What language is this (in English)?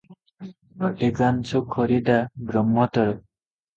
Odia